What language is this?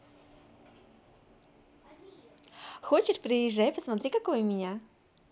Russian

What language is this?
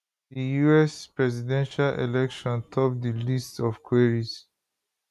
Nigerian Pidgin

